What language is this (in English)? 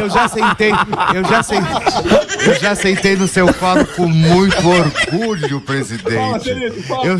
Portuguese